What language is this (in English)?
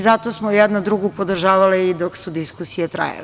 Serbian